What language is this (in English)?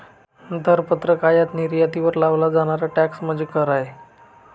Marathi